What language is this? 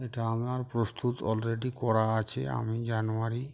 Bangla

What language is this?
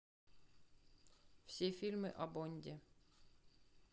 Russian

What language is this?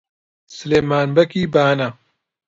Central Kurdish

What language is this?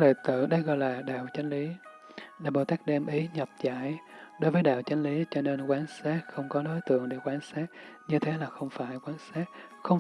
Vietnamese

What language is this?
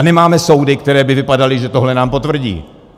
Czech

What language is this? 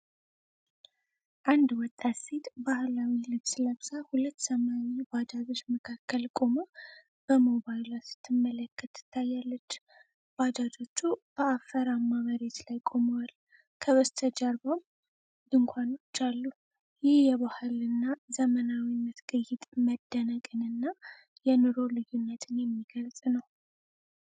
Amharic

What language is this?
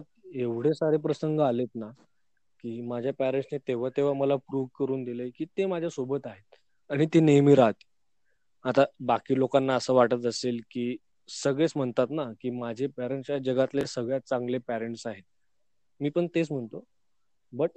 Marathi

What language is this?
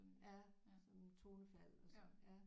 Danish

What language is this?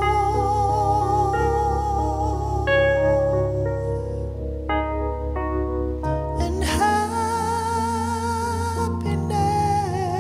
English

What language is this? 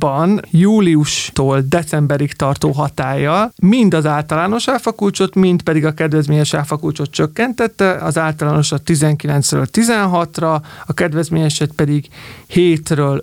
Hungarian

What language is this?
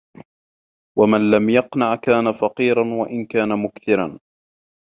Arabic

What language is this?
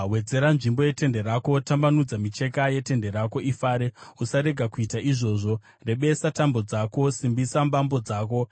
Shona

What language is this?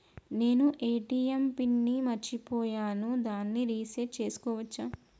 Telugu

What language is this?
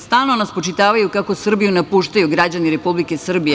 Serbian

